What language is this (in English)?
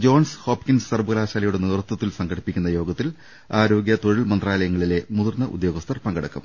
Malayalam